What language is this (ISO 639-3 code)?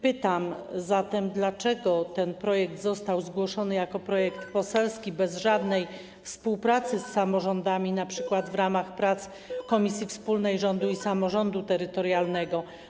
pol